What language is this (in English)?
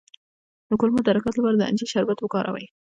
Pashto